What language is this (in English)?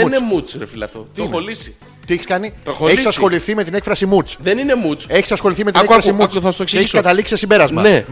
Greek